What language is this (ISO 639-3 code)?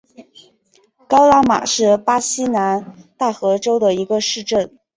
zho